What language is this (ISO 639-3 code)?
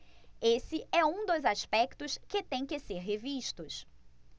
por